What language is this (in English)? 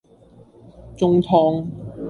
Cantonese